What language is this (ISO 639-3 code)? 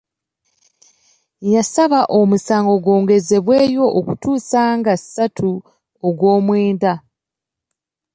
lug